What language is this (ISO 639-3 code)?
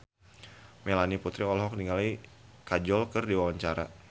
sun